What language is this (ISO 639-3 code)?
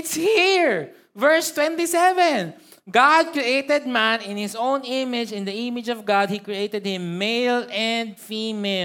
fil